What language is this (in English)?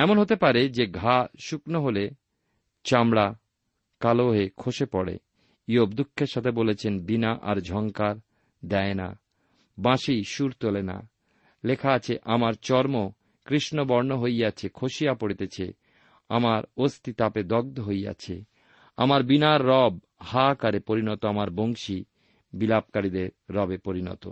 Bangla